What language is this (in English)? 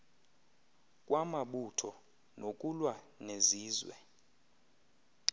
Xhosa